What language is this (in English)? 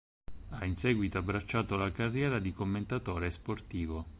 Italian